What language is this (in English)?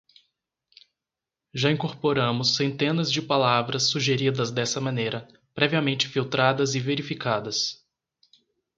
Portuguese